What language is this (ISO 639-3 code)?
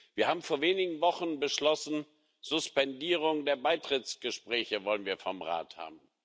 deu